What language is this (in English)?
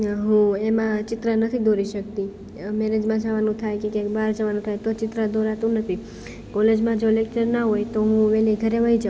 Gujarati